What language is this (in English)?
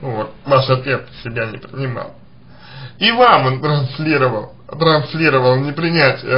Russian